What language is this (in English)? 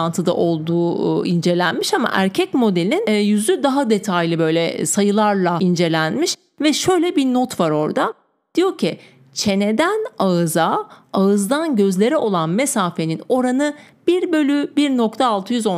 Turkish